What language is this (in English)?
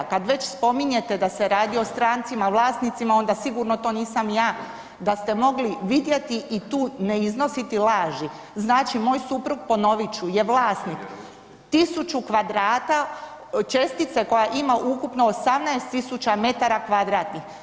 Croatian